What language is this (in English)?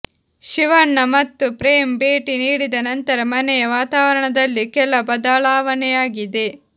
Kannada